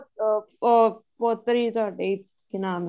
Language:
Punjabi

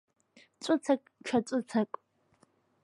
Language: Abkhazian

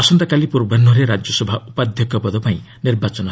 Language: Odia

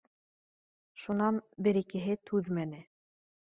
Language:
Bashkir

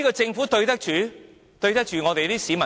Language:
Cantonese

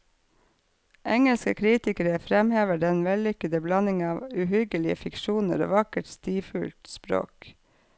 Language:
Norwegian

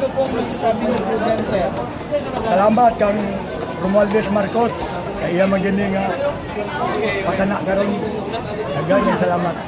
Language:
Filipino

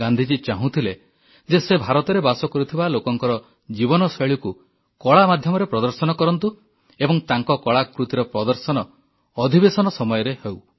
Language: Odia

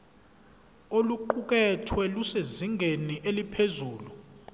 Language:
Zulu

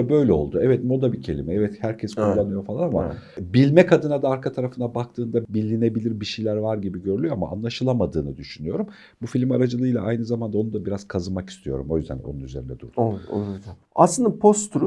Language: Turkish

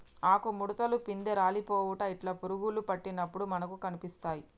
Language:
Telugu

